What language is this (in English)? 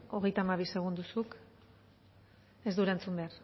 Basque